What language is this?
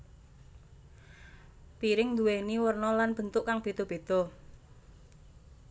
Javanese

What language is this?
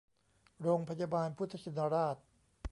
Thai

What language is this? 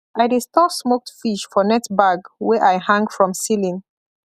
Nigerian Pidgin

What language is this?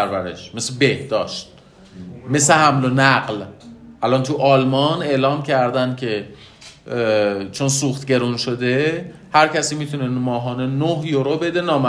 Persian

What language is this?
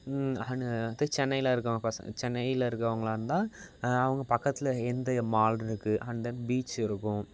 Tamil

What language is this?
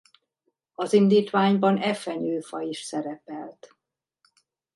Hungarian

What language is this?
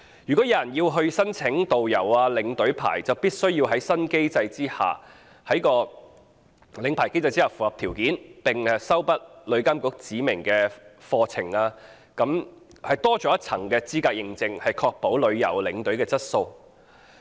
Cantonese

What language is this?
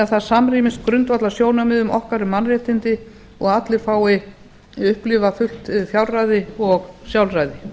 Icelandic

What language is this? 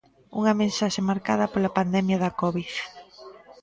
Galician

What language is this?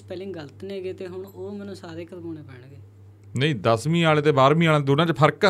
Punjabi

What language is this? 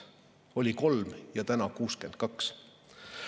Estonian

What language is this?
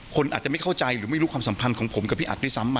Thai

